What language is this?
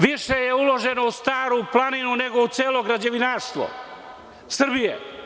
Serbian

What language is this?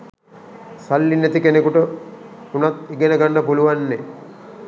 Sinhala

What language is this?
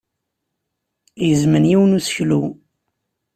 Kabyle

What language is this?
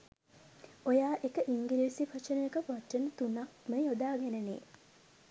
Sinhala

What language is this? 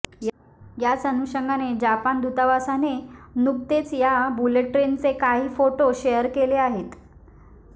Marathi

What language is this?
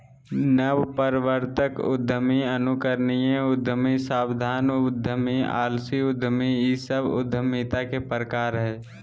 Magahi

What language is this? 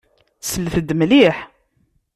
Kabyle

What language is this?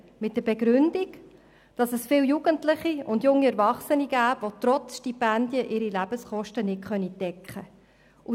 Swiss German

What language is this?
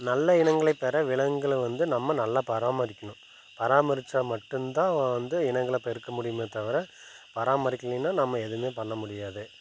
Tamil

